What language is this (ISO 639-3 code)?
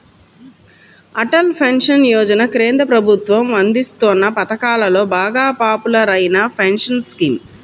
tel